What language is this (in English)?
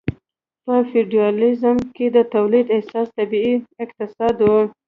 Pashto